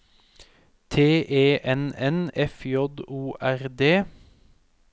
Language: Norwegian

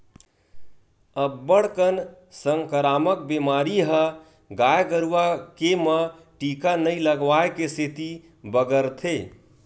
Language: Chhattisgarhi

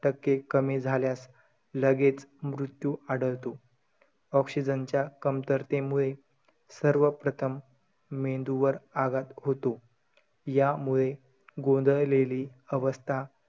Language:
Marathi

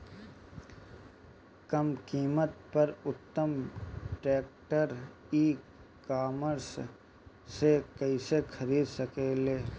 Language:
Bhojpuri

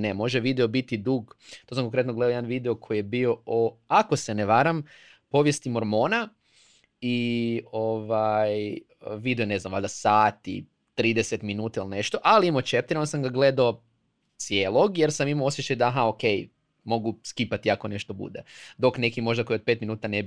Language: Croatian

